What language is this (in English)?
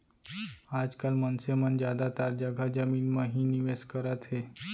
Chhattisgarhi